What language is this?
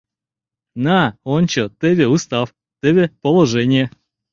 Mari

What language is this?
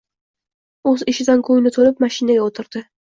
Uzbek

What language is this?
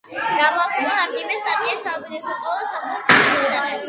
Georgian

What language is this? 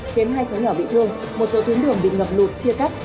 Vietnamese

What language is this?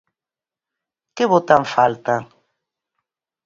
Galician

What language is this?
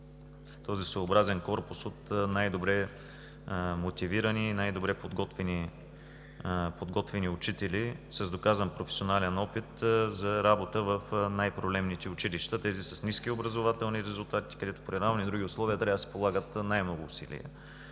Bulgarian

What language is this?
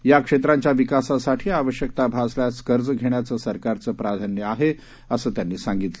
Marathi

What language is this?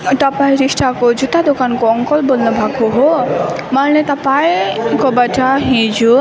Nepali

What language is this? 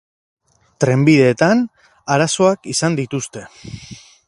Basque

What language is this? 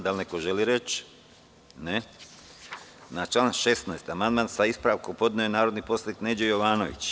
Serbian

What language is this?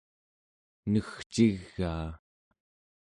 Central Yupik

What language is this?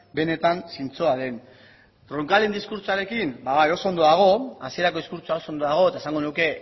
Basque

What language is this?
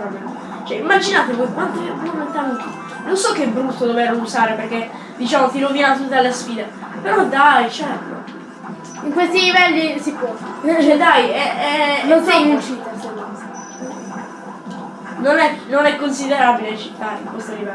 Italian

